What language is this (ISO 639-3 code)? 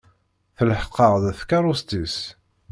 kab